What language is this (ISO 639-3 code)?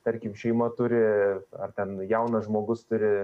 lit